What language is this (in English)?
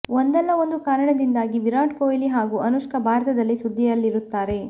Kannada